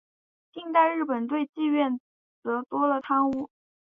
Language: Chinese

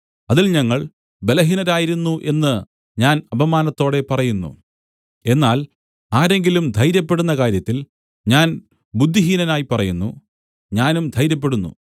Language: Malayalam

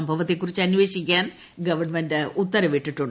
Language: Malayalam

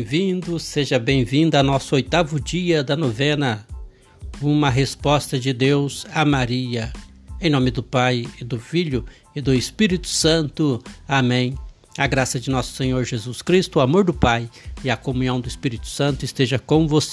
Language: Portuguese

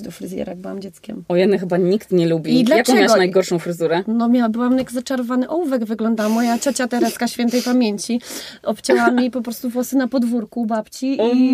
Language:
Polish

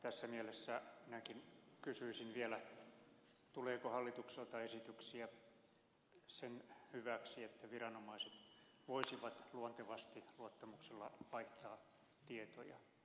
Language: Finnish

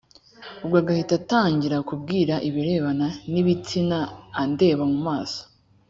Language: Kinyarwanda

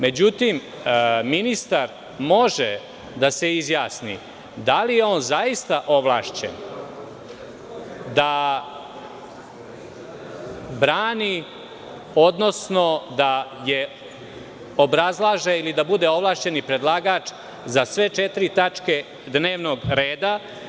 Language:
Serbian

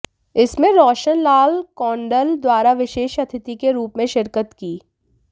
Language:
Hindi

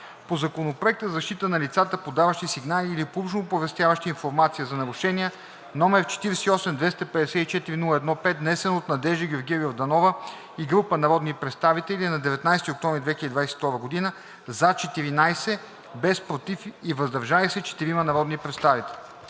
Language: Bulgarian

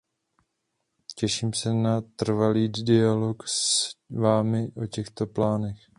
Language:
Czech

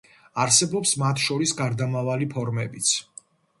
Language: Georgian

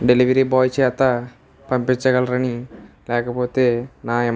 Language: Telugu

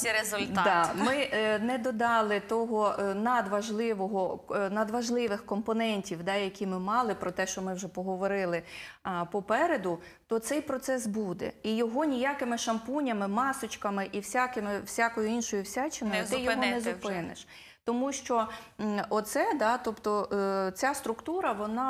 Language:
Ukrainian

